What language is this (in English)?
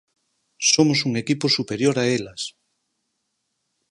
Galician